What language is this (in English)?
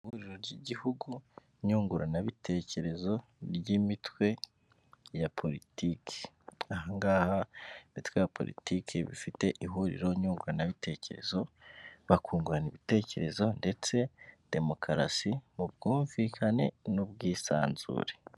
Kinyarwanda